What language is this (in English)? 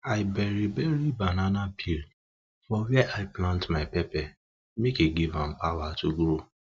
Nigerian Pidgin